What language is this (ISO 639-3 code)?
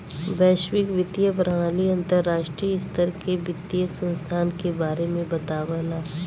bho